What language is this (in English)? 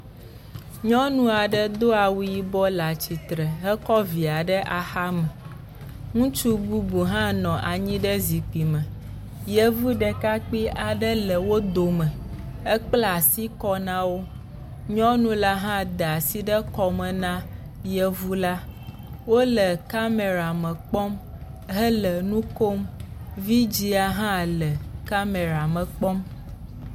Ewe